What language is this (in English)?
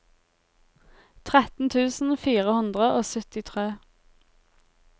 Norwegian